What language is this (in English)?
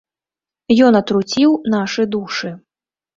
Belarusian